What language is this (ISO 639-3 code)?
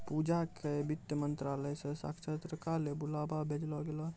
mai